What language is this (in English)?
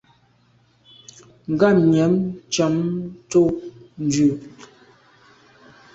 Medumba